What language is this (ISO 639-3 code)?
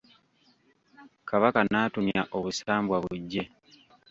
lug